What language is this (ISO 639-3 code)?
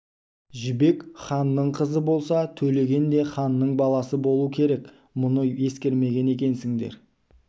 kaz